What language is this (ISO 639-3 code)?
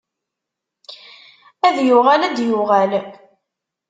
kab